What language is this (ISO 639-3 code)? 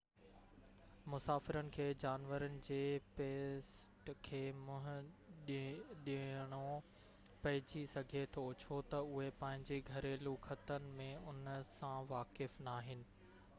snd